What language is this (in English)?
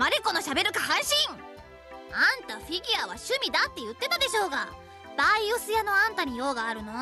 Japanese